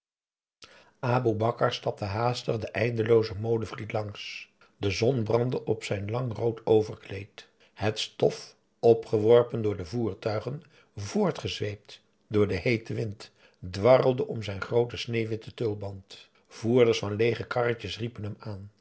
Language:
Dutch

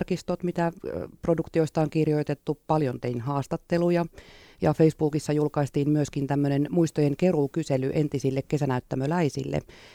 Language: Finnish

